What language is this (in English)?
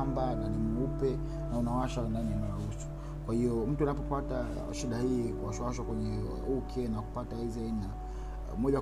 Swahili